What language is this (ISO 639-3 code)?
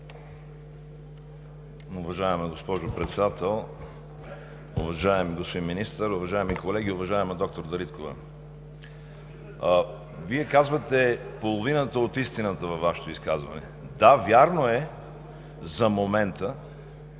bul